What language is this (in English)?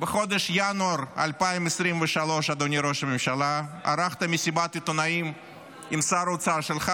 Hebrew